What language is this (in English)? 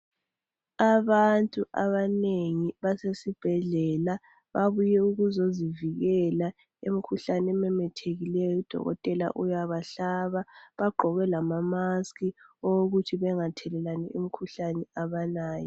North Ndebele